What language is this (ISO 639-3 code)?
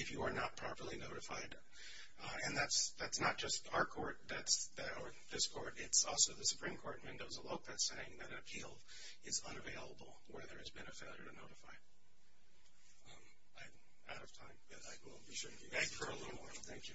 eng